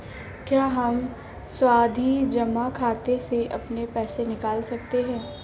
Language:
Hindi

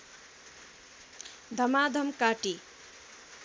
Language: Nepali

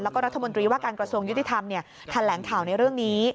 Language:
Thai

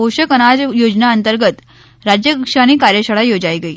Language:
Gujarati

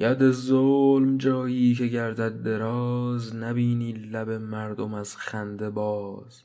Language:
Persian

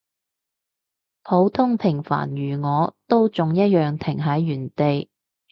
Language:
Cantonese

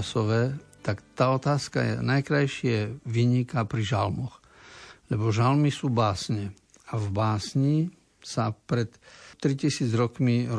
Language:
Slovak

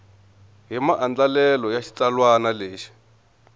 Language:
Tsonga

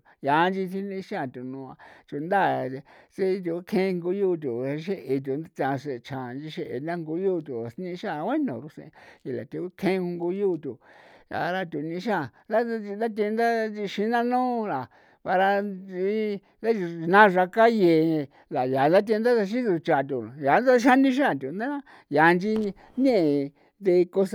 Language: San Felipe Otlaltepec Popoloca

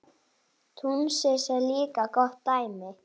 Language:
Icelandic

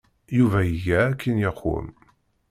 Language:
Kabyle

